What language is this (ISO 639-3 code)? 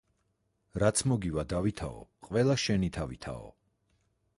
kat